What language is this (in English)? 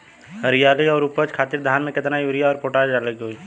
Bhojpuri